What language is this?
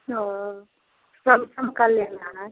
Hindi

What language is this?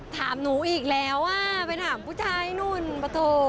Thai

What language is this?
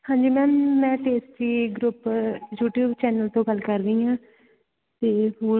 Punjabi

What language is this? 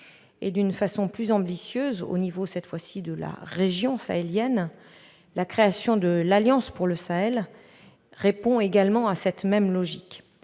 French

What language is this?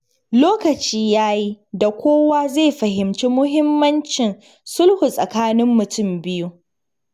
Hausa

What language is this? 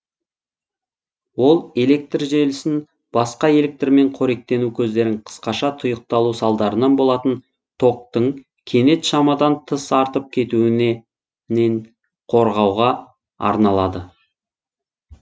Kazakh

